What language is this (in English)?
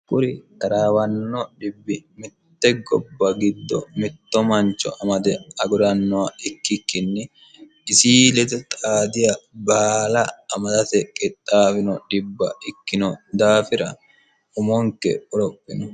Sidamo